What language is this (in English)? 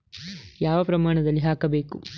Kannada